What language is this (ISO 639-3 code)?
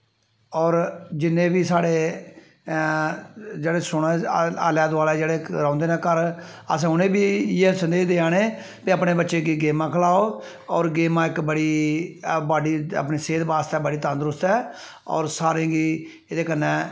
doi